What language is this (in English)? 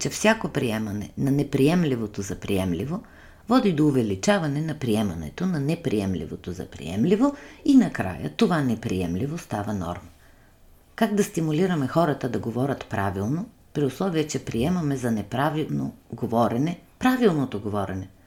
Bulgarian